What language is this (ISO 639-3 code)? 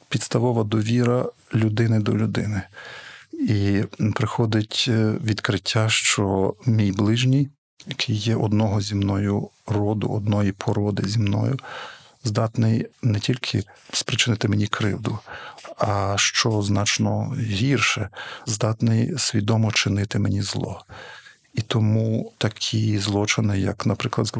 ukr